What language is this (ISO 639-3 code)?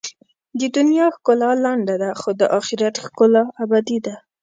pus